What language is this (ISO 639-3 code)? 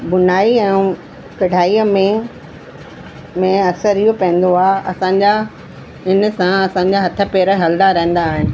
snd